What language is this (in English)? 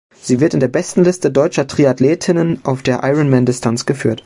German